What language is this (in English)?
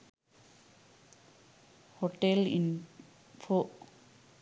Sinhala